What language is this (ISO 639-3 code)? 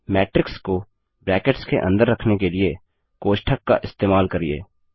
hin